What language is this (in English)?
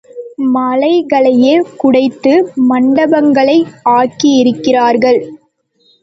Tamil